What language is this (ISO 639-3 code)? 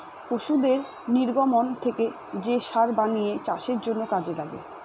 ben